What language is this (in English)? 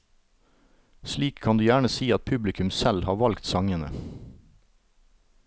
Norwegian